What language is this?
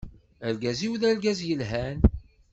Kabyle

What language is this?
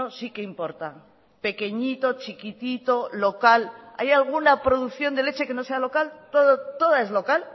Spanish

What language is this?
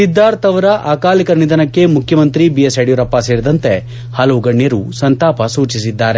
Kannada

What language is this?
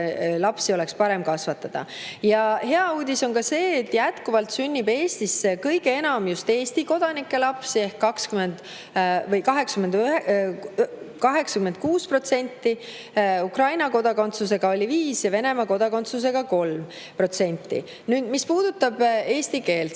Estonian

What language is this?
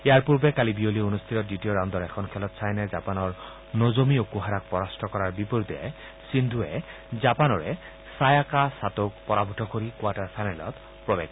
Assamese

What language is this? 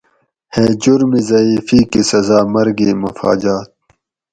Gawri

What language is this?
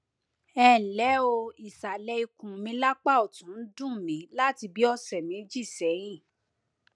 Yoruba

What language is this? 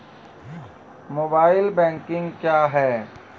Maithili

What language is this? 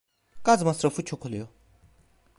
Turkish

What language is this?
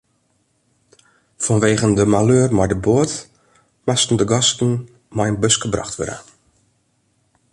Western Frisian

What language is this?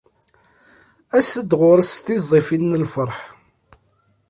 Kabyle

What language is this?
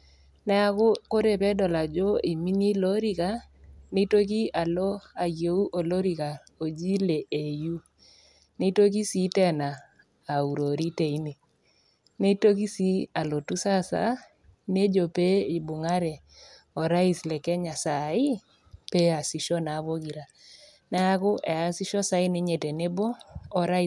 Masai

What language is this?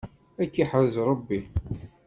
Kabyle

